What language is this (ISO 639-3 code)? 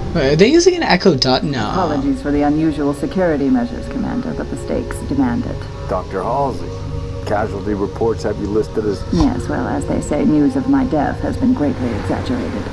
eng